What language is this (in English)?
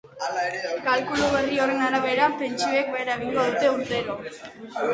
Basque